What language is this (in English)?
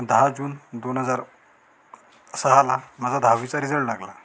Marathi